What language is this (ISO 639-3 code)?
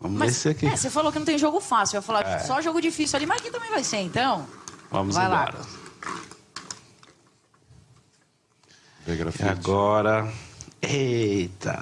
por